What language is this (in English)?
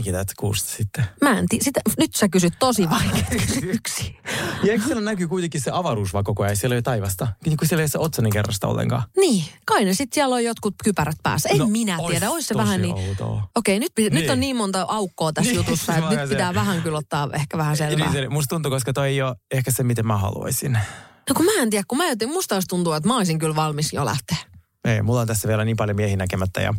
Finnish